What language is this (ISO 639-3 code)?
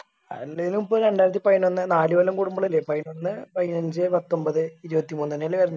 mal